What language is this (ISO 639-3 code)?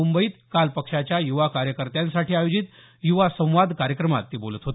mar